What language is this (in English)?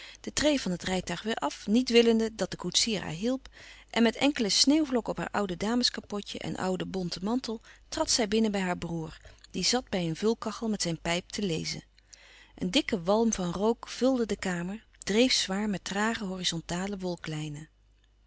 Dutch